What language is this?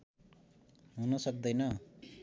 Nepali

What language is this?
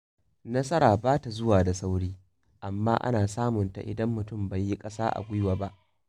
Hausa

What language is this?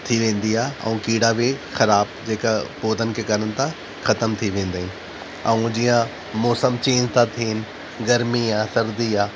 Sindhi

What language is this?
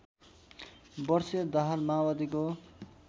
Nepali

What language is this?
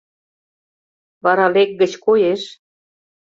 Mari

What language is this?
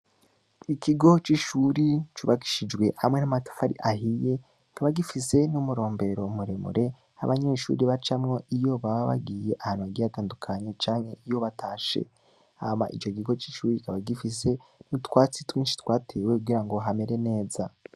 Rundi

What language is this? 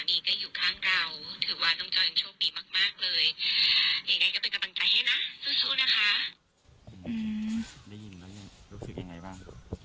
Thai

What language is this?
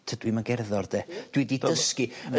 Welsh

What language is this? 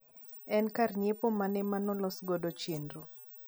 Luo (Kenya and Tanzania)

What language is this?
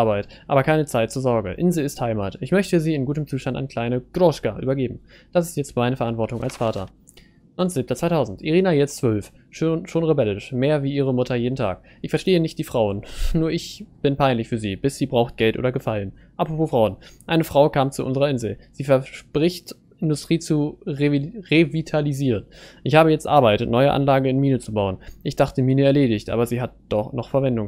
German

